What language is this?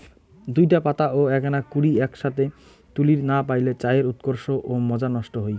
Bangla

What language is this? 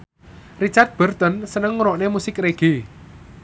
Javanese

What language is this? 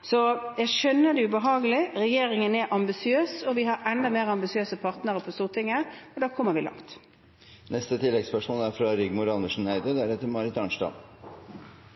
Norwegian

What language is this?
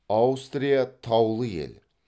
Kazakh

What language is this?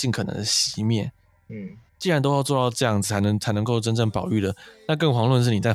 Chinese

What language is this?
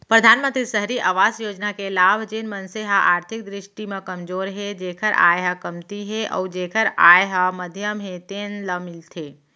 Chhattisgarhi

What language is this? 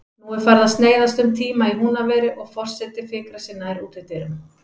Icelandic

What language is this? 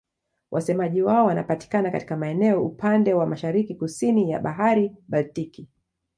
Swahili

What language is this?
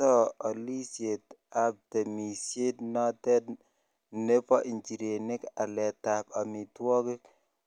Kalenjin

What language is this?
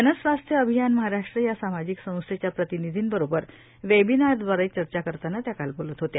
Marathi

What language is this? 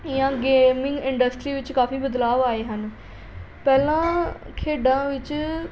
Punjabi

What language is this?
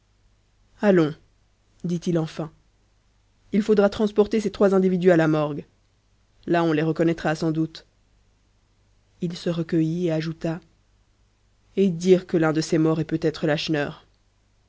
French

